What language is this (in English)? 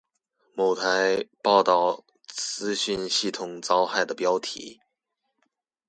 Chinese